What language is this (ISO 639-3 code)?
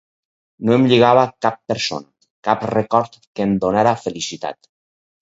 cat